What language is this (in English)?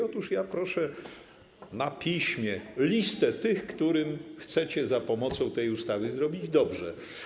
Polish